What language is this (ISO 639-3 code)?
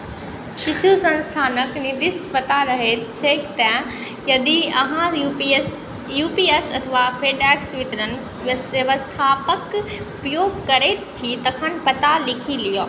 mai